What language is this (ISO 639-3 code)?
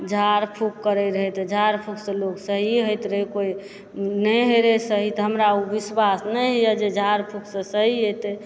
mai